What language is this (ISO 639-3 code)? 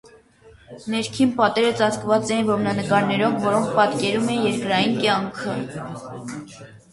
hye